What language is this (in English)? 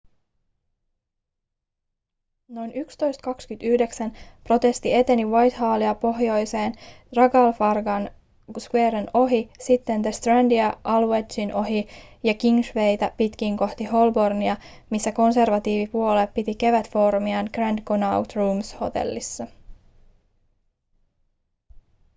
Finnish